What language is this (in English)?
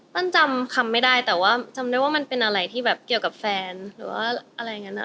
Thai